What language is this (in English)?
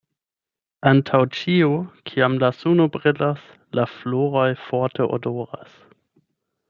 Esperanto